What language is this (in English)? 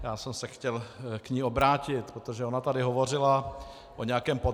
Czech